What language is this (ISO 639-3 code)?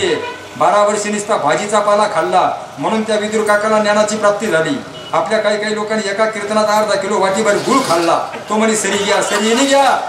ara